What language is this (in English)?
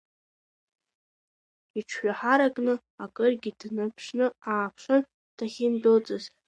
Abkhazian